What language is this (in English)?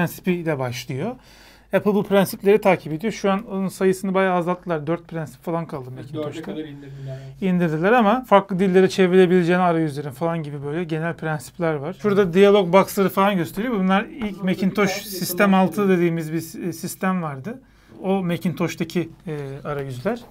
Turkish